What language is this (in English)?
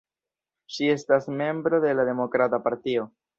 Esperanto